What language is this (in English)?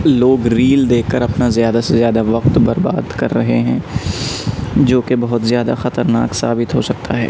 Urdu